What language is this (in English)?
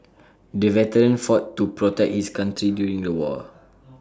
English